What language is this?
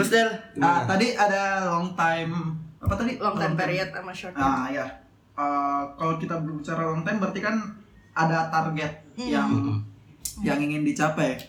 Indonesian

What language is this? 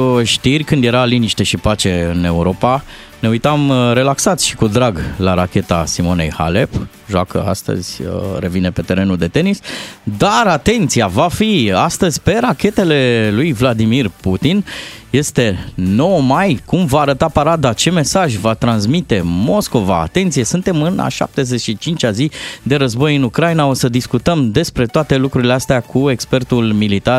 Romanian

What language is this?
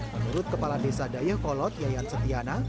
Indonesian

